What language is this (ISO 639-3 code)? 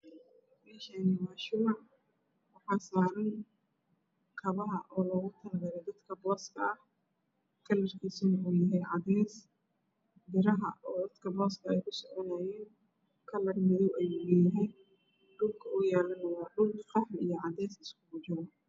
som